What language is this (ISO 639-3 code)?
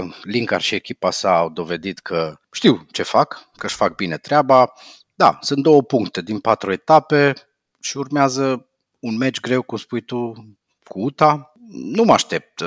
ron